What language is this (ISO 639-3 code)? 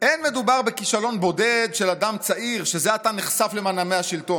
heb